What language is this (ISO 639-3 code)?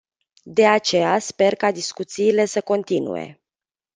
ron